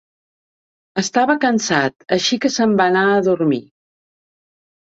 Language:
Catalan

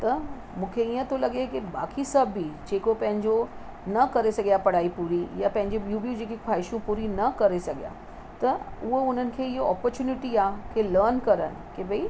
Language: Sindhi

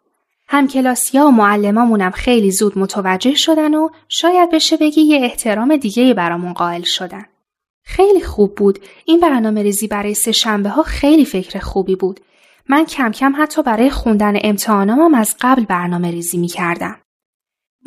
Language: Persian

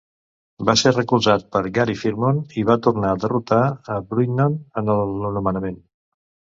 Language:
Catalan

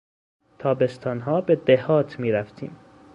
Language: Persian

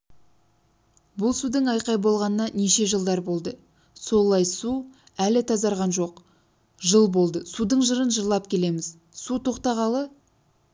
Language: Kazakh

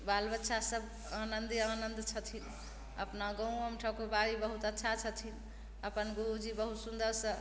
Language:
Maithili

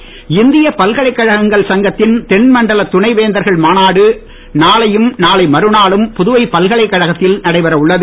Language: Tamil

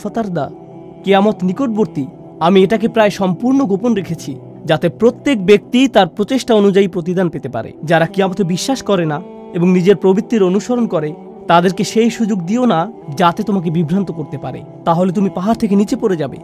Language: Arabic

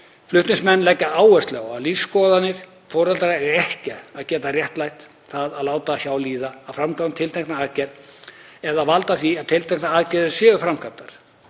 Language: Icelandic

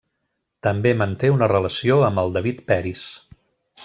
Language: Catalan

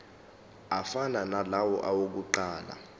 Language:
Zulu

